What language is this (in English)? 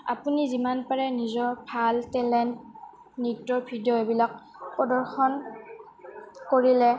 Assamese